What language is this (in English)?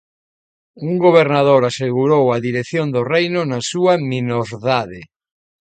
Galician